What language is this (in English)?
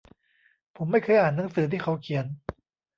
Thai